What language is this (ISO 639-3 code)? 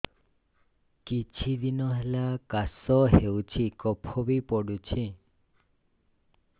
ori